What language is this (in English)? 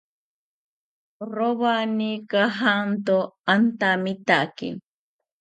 South Ucayali Ashéninka